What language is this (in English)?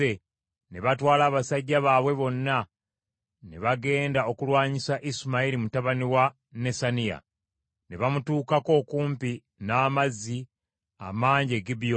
Ganda